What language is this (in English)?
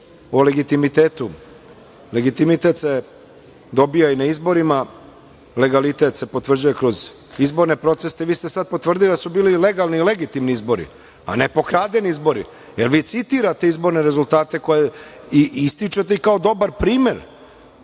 Serbian